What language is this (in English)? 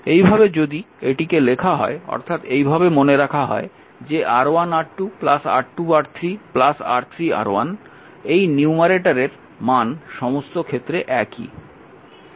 Bangla